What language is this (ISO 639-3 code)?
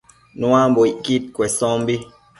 mcf